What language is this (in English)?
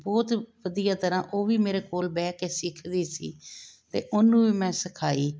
Punjabi